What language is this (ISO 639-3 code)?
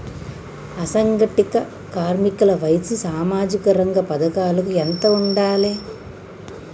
tel